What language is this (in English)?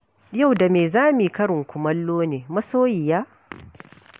Hausa